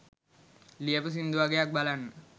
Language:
Sinhala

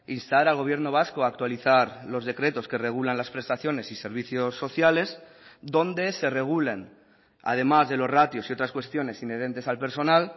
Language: Spanish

